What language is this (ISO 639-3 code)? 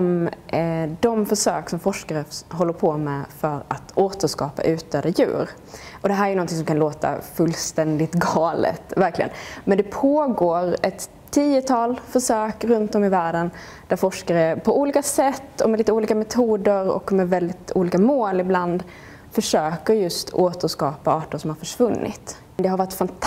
swe